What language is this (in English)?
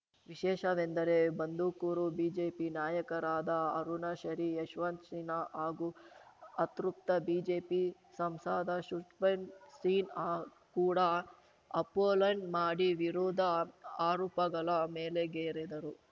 Kannada